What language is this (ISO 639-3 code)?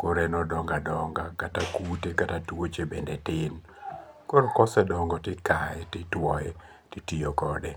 luo